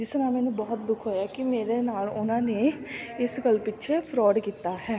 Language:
Punjabi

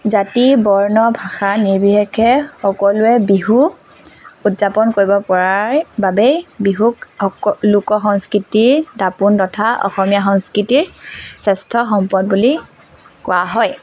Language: Assamese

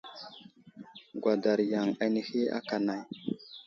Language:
Wuzlam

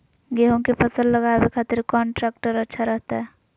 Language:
Magahi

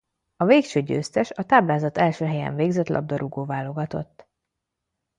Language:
Hungarian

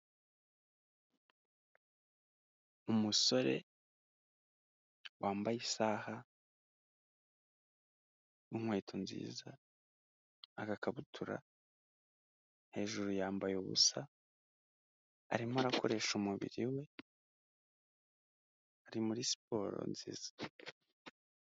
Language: Kinyarwanda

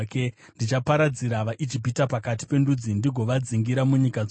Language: Shona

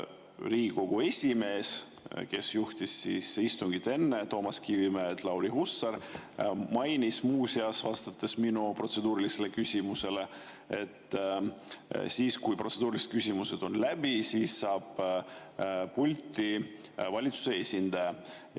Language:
Estonian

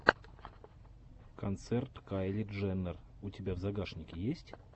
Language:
Russian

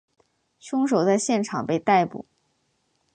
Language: Chinese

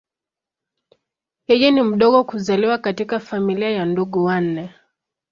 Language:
Swahili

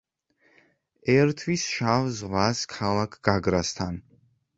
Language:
Georgian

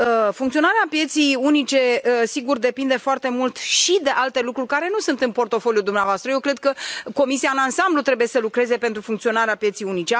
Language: Romanian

